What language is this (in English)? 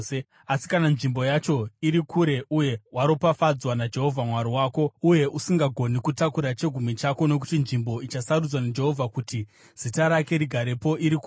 Shona